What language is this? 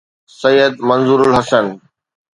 Sindhi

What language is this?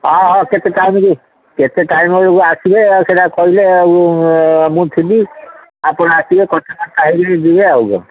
Odia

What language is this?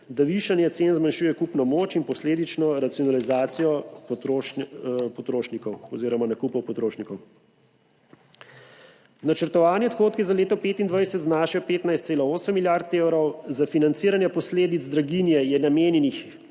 Slovenian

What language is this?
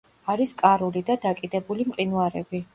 Georgian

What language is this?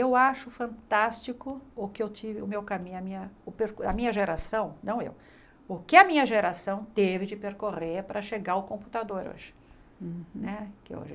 Portuguese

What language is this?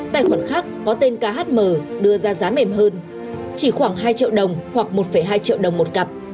Vietnamese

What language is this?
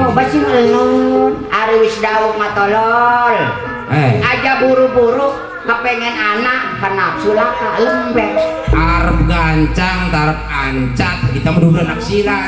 Indonesian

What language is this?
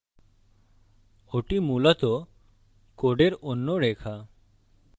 Bangla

